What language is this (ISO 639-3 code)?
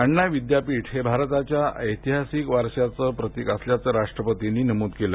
mar